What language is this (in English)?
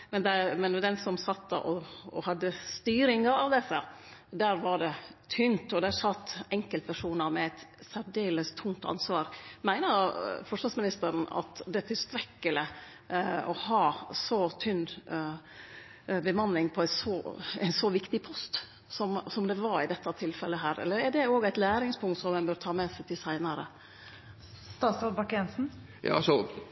Norwegian Nynorsk